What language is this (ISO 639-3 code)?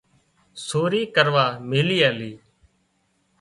kxp